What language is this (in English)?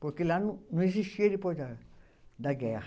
Portuguese